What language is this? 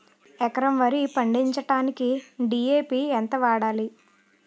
Telugu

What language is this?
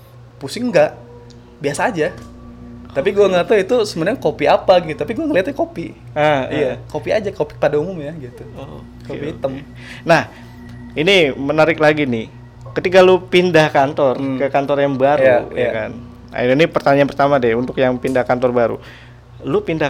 Indonesian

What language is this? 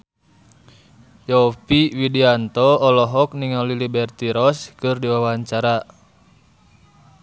Sundanese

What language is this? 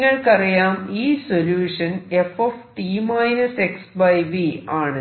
Malayalam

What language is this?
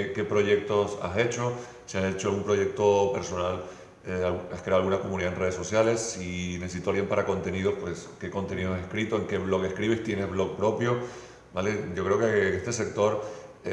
Spanish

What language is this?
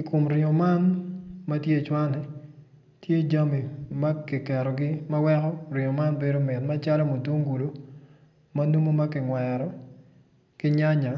Acoli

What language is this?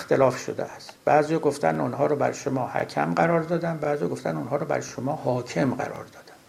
Persian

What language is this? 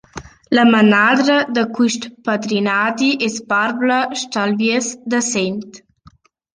Romansh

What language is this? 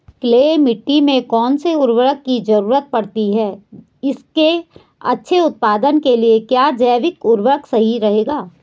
Hindi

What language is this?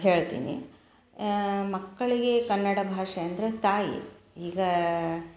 Kannada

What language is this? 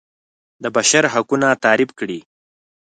Pashto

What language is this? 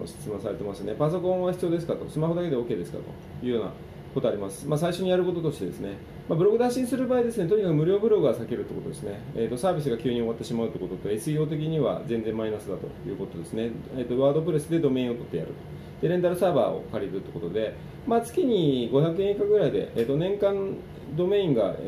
Japanese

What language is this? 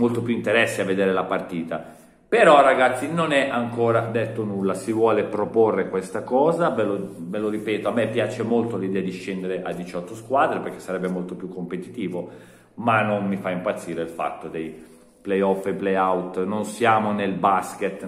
Italian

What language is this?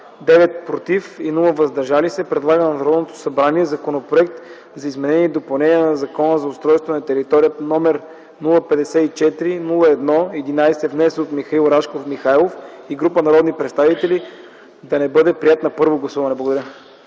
Bulgarian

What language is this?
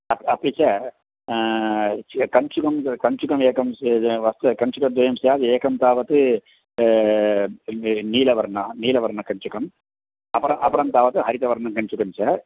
Sanskrit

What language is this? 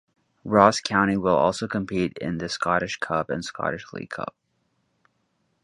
English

